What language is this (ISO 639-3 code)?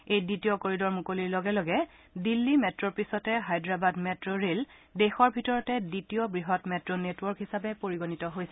asm